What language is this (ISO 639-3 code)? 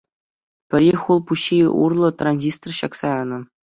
chv